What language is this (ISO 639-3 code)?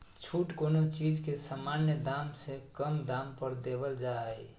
mag